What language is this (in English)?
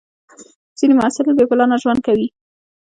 Pashto